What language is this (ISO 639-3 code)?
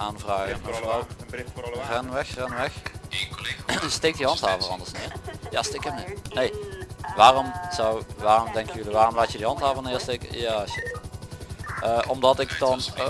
nld